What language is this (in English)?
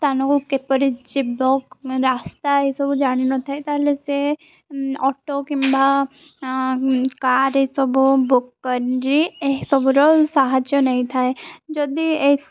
Odia